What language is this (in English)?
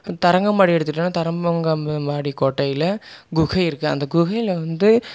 Tamil